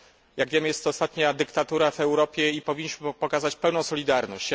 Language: Polish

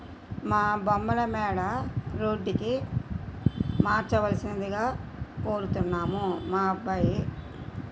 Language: Telugu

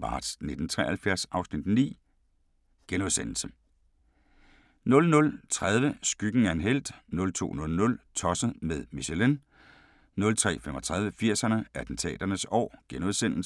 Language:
Danish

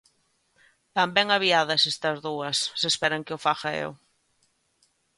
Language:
Galician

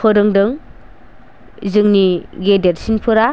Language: Bodo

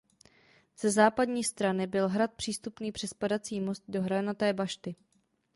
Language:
Czech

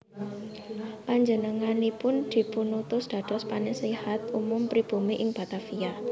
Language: Javanese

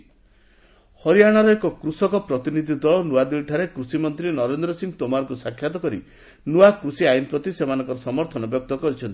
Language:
Odia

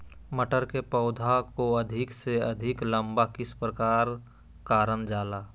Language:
Magahi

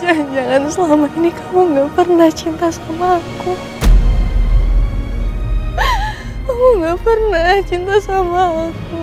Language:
Indonesian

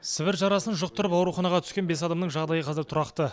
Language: Kazakh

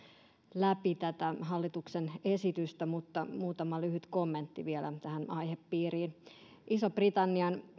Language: Finnish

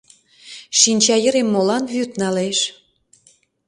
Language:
Mari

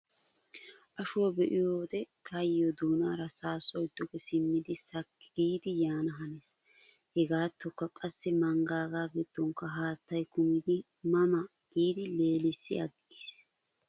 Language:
Wolaytta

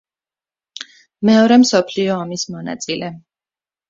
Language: Georgian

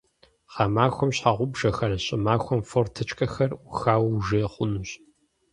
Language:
Kabardian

